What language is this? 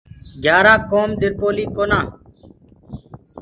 Gurgula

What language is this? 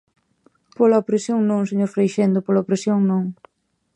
Galician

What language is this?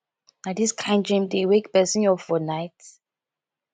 Nigerian Pidgin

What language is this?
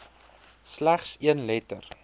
Afrikaans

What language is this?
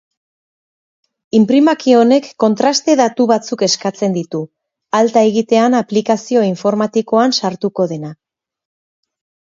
Basque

